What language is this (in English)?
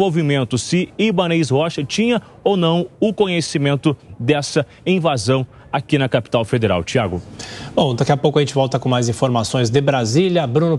Portuguese